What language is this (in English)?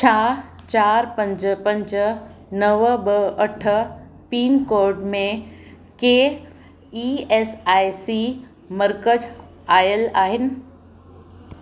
Sindhi